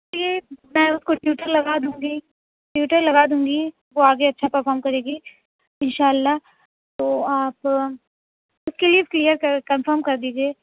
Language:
Urdu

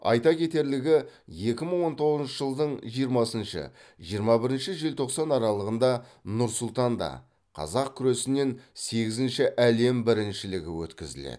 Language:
Kazakh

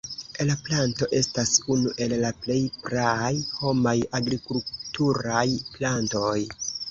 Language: Esperanto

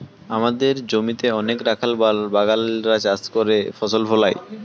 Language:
Bangla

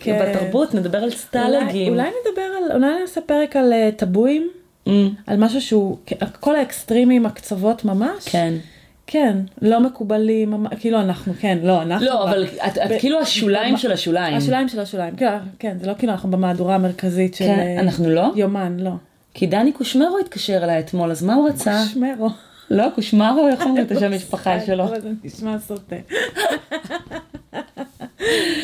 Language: Hebrew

